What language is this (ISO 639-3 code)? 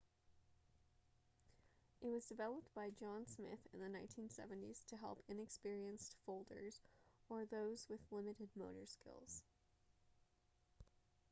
eng